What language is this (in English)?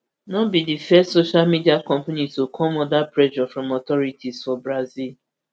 Nigerian Pidgin